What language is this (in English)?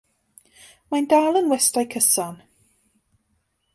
Welsh